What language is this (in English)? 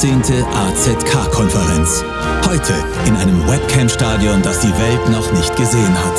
German